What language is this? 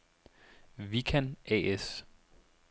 Danish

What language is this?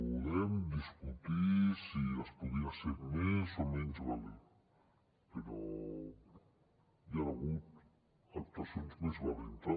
Catalan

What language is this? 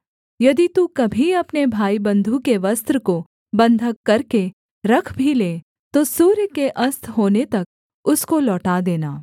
Hindi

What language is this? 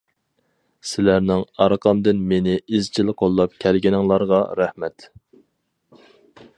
Uyghur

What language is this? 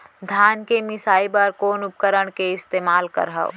Chhattisgarhi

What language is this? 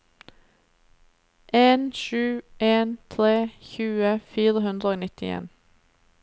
Norwegian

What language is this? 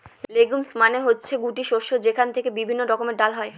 Bangla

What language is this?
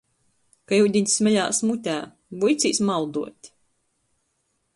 Latgalian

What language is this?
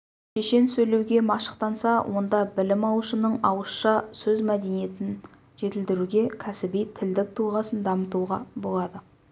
Kazakh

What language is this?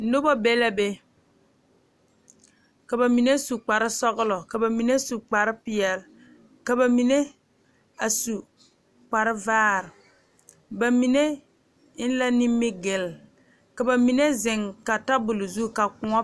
Southern Dagaare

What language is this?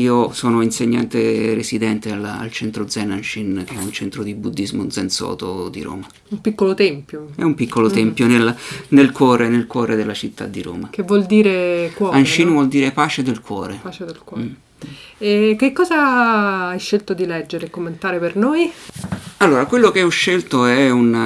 Italian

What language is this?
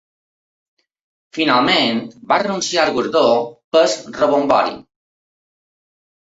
Catalan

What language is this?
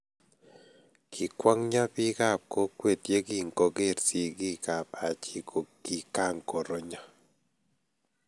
Kalenjin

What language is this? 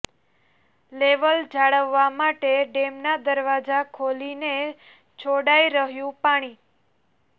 Gujarati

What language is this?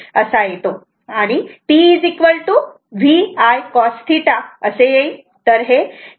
Marathi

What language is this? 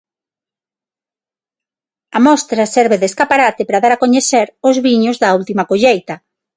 Galician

